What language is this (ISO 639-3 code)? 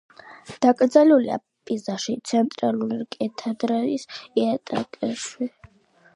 kat